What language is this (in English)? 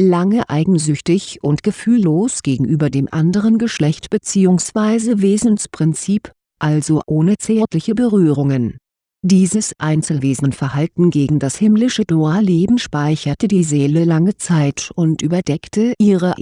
German